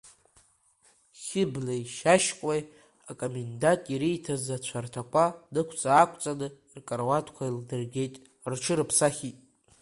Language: Abkhazian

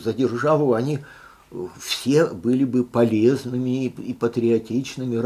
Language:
Russian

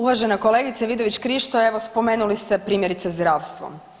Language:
Croatian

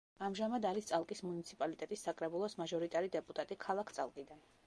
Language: Georgian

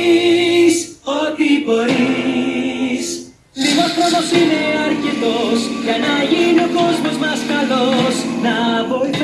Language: Greek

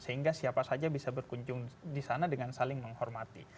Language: Indonesian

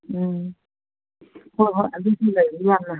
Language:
Manipuri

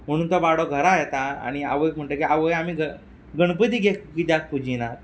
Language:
Konkani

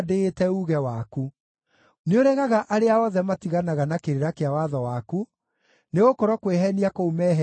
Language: Kikuyu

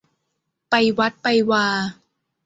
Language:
Thai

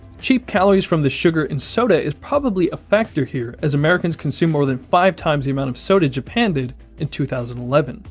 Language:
English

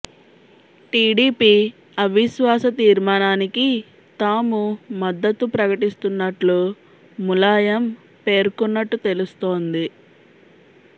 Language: Telugu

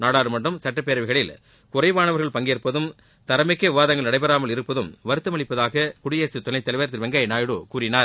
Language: Tamil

